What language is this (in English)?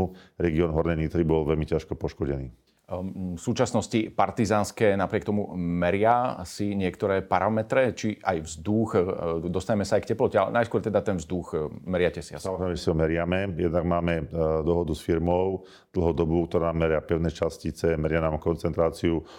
Slovak